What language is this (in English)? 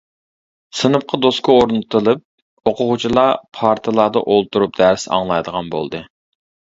Uyghur